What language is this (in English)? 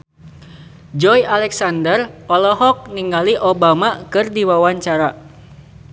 Sundanese